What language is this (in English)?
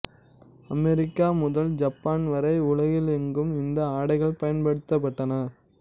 Tamil